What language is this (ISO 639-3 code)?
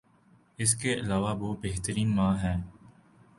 urd